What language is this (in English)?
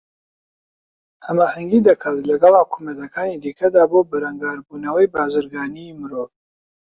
Central Kurdish